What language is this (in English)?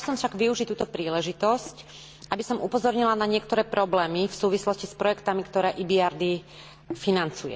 Slovak